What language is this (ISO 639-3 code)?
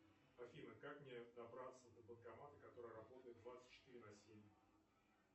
rus